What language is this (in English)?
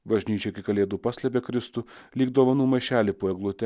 Lithuanian